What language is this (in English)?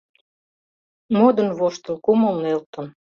Mari